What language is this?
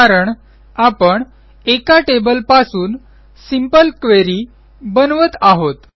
Marathi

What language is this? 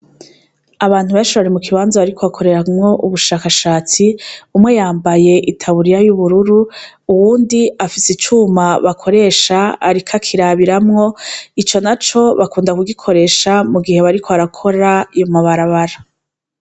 Rundi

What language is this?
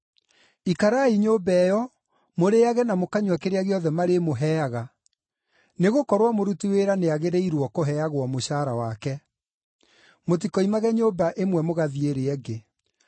Kikuyu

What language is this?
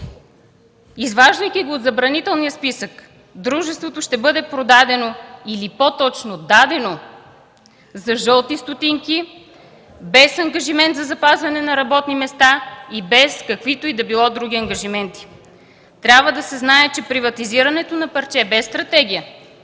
Bulgarian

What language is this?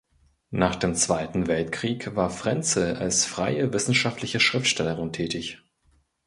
German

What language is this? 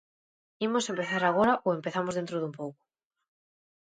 Galician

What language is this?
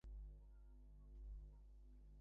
Bangla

